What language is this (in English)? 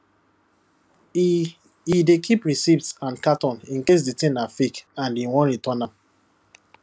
Nigerian Pidgin